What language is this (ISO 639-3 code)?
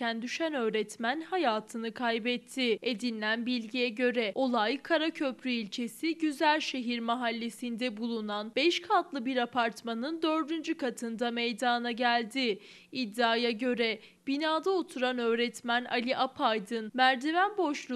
tur